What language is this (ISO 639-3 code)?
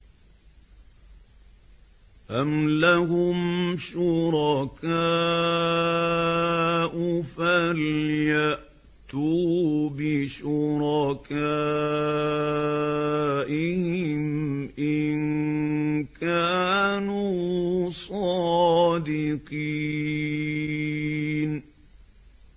ara